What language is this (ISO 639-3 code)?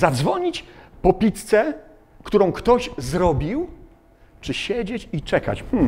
pol